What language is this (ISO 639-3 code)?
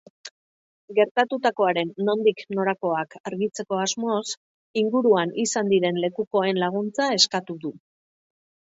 eus